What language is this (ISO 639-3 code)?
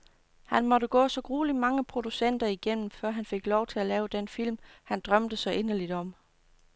dan